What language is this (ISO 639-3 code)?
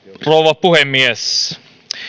fin